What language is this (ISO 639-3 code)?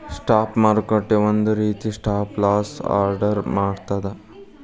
kan